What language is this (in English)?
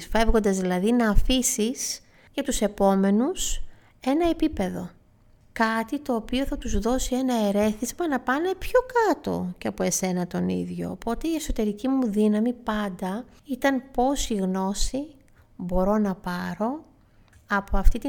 Greek